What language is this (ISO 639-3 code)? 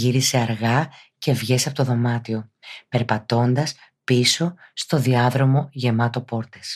ell